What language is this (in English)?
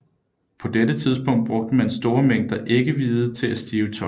Danish